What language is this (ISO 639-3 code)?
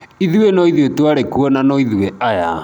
kik